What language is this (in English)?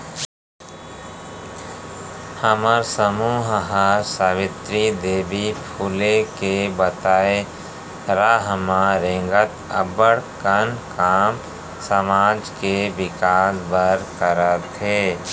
Chhattisgarhi